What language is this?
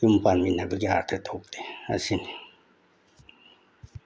Manipuri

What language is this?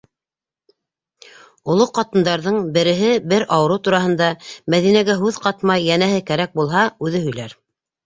Bashkir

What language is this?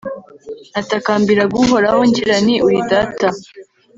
Kinyarwanda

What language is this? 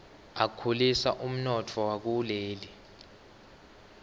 Swati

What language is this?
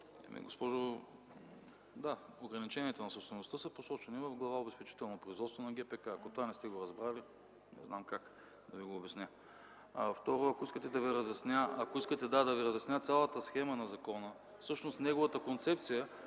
Bulgarian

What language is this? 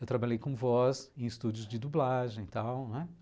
Portuguese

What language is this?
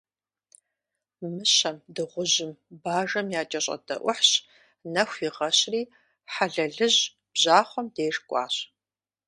Kabardian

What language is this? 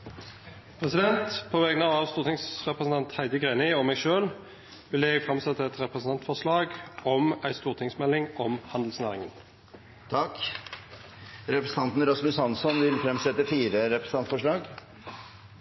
Norwegian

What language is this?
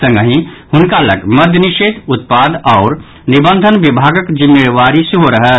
Maithili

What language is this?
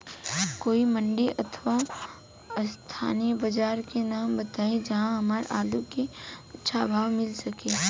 Bhojpuri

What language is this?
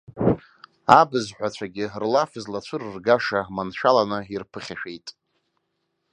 Abkhazian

